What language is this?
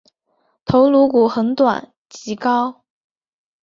Chinese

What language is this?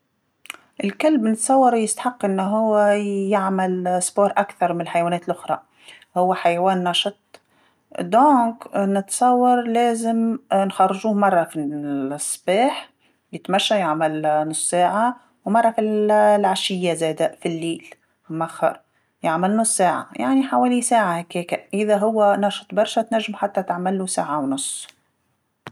Tunisian Arabic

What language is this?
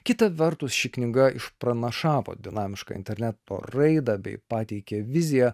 Lithuanian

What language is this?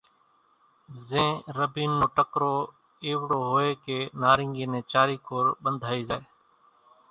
Kachi Koli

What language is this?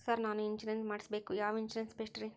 Kannada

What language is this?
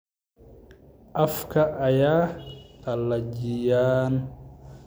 Somali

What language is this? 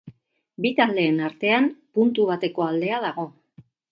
Basque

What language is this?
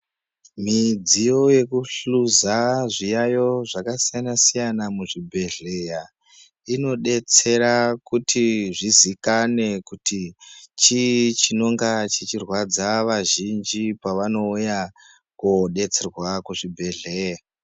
Ndau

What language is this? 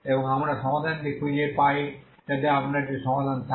Bangla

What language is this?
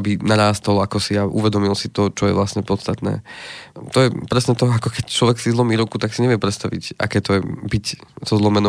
Slovak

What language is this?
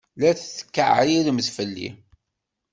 Kabyle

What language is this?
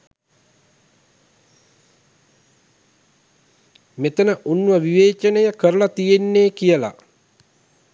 Sinhala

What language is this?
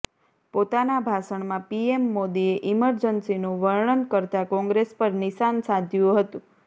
Gujarati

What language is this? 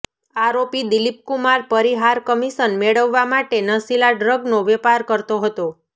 Gujarati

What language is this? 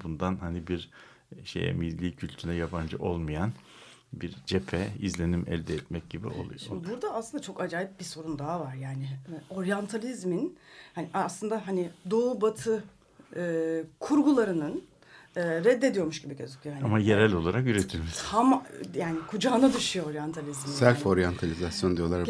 Turkish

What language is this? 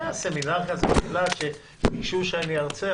Hebrew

